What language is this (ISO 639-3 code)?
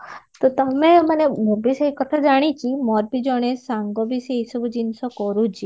ori